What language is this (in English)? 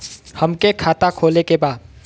Bhojpuri